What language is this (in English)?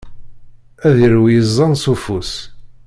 Kabyle